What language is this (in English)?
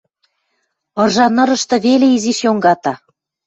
Western Mari